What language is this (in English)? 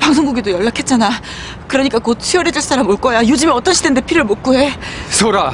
Korean